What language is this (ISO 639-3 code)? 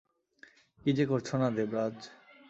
ben